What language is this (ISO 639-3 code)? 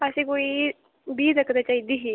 doi